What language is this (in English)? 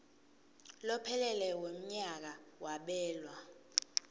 Swati